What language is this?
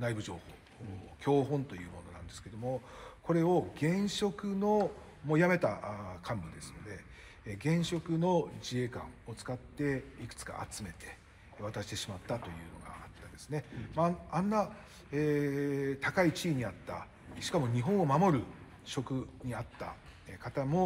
Japanese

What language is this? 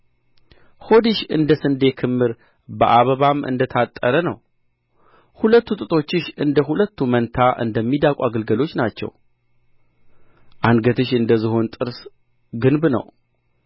Amharic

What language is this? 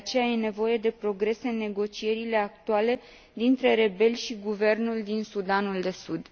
Romanian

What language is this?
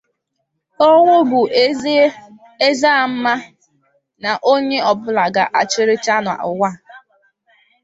Igbo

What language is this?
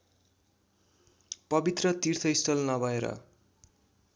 Nepali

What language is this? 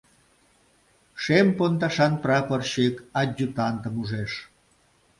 Mari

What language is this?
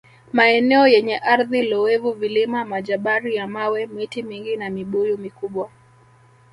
Swahili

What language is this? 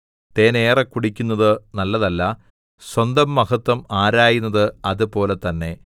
Malayalam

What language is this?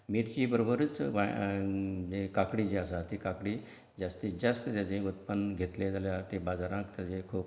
Konkani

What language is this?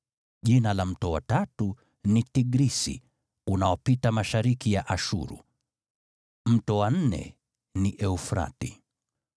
Swahili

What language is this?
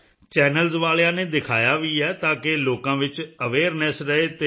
Punjabi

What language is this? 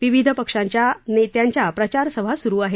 Marathi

